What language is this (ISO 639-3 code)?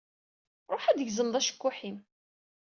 kab